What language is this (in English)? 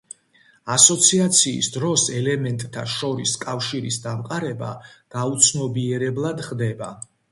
Georgian